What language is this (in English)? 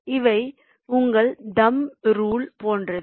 Tamil